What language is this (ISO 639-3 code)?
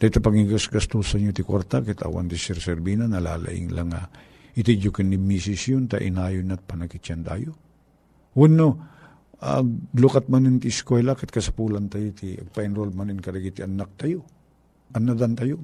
fil